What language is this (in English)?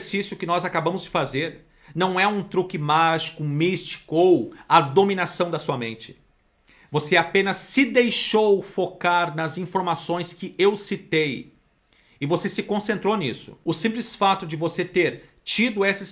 Portuguese